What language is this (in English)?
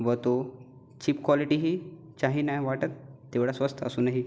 Marathi